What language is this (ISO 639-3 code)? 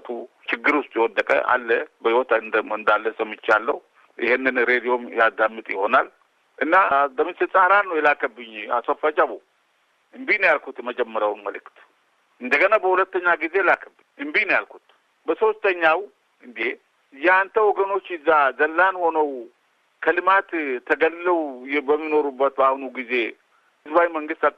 amh